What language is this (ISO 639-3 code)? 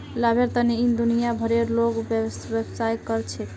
mag